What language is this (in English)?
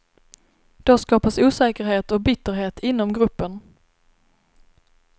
Swedish